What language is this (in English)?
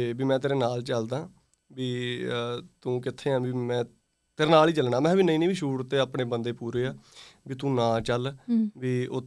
Punjabi